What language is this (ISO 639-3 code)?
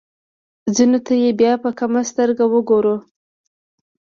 pus